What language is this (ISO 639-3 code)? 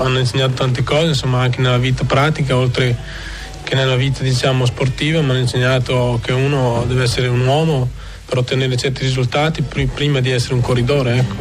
ita